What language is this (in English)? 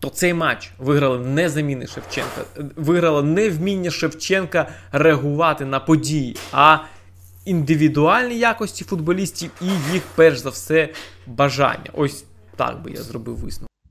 Ukrainian